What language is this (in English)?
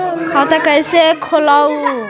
Magahi